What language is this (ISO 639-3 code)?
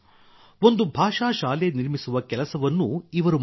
kan